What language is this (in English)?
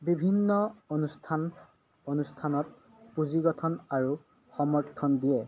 Assamese